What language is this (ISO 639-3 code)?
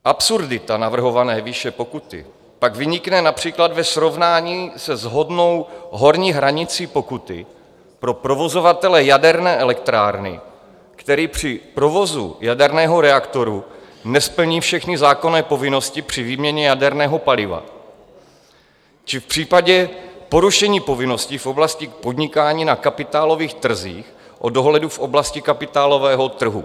ces